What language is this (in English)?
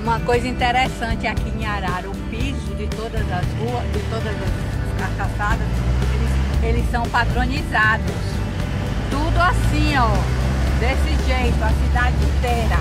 Portuguese